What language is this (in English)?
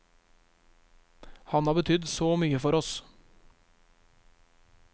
Norwegian